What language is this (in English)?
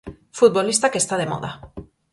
Galician